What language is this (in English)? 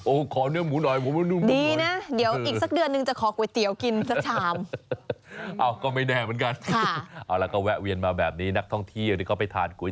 Thai